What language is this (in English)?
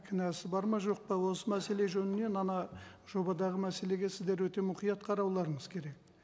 Kazakh